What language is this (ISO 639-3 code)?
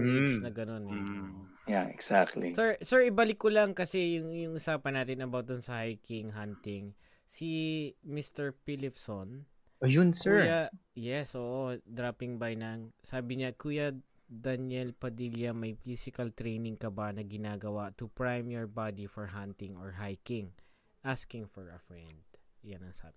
fil